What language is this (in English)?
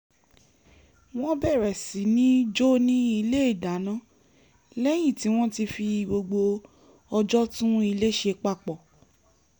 Yoruba